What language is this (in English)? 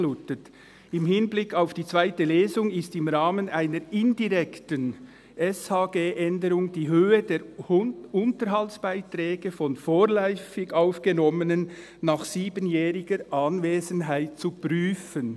Swiss German